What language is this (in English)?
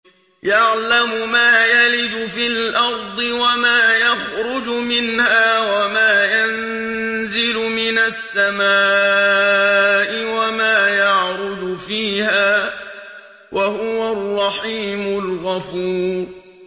Arabic